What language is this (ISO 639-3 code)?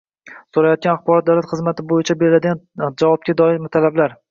uzb